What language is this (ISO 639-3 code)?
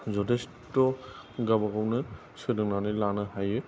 brx